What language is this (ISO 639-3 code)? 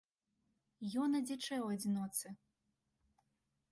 bel